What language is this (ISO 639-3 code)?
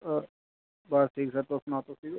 doi